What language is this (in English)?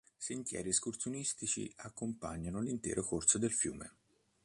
Italian